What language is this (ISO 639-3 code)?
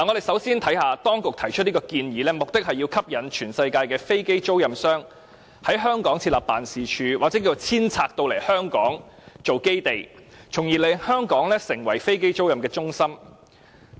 yue